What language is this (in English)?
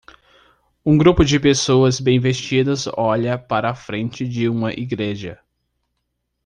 Portuguese